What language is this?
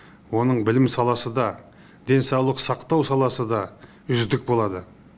Kazakh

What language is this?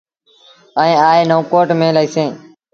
Sindhi Bhil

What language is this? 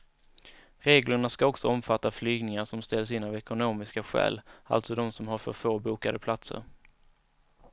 Swedish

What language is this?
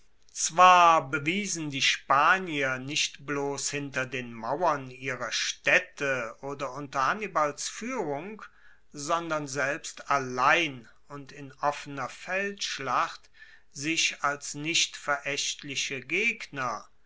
German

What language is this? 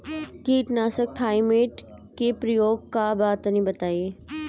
Bhojpuri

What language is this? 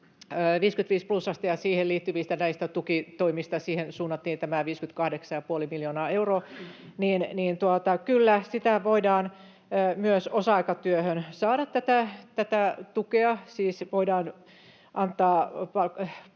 Finnish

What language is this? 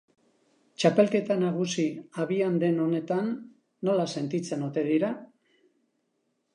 Basque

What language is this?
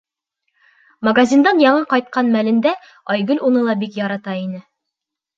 Bashkir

